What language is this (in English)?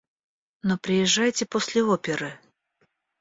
Russian